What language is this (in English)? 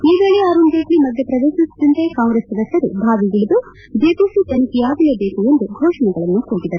Kannada